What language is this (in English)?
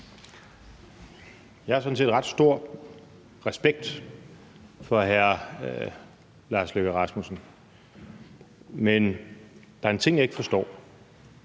Danish